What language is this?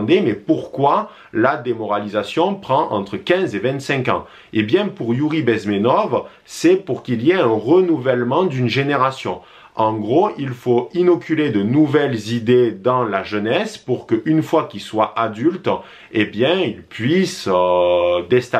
French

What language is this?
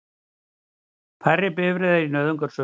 Icelandic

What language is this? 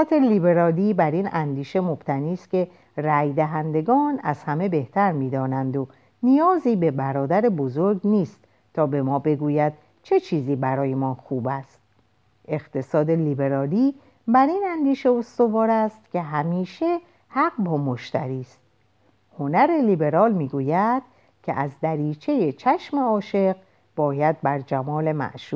Persian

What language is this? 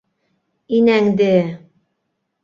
Bashkir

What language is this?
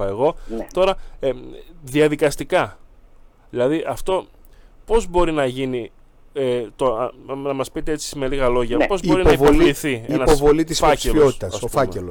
Greek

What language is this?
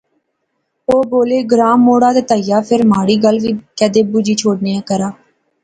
Pahari-Potwari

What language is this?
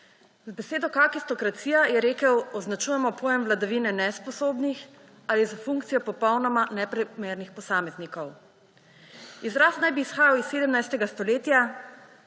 Slovenian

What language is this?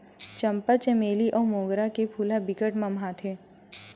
Chhattisgarhi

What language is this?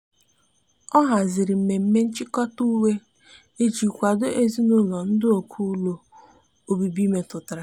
Igbo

